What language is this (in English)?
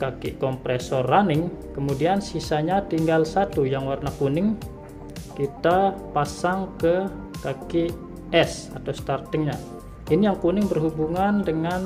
Indonesian